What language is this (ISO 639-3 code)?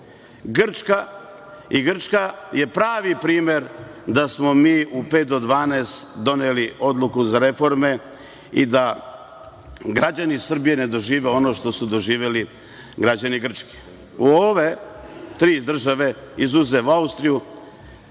srp